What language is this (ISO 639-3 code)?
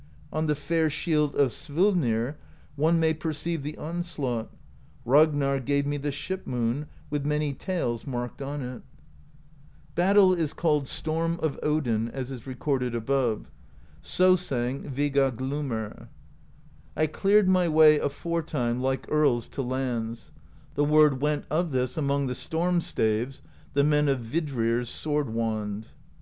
eng